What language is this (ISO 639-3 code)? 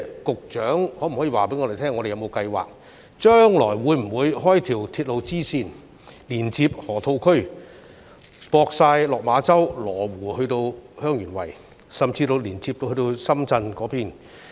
yue